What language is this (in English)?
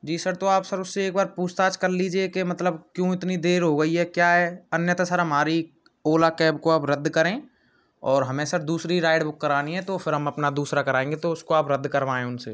Hindi